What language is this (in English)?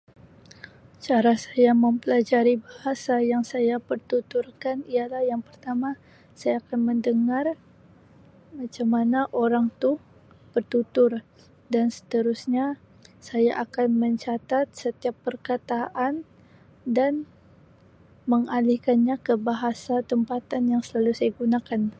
Sabah Malay